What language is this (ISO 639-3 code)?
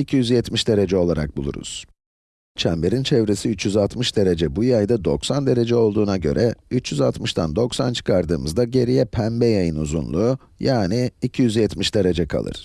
tur